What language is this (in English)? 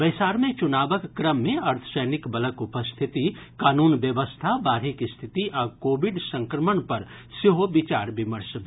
Maithili